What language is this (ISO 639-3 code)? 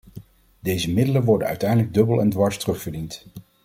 nld